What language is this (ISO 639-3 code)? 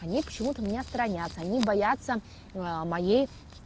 rus